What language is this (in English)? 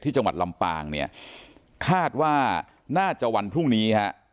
Thai